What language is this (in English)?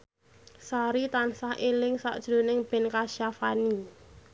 Javanese